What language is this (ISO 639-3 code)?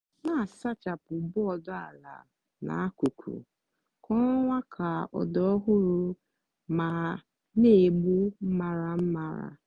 ibo